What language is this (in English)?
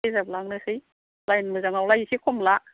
Bodo